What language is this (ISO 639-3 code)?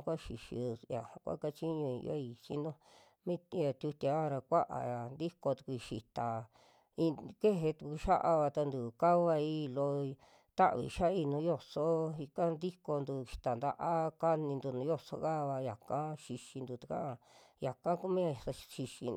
jmx